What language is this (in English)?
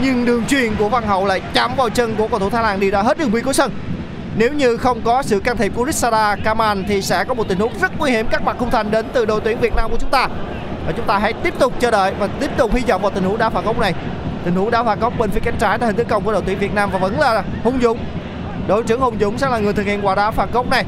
Vietnamese